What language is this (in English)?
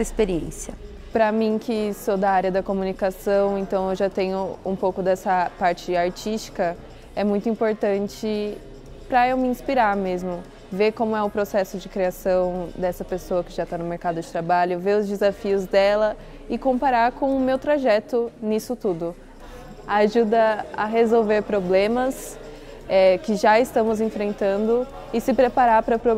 Portuguese